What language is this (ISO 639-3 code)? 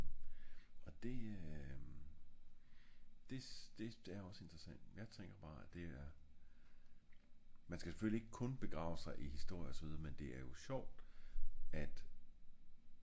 dan